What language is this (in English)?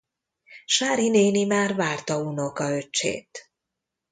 Hungarian